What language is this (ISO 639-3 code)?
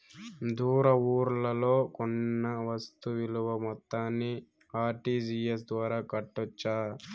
tel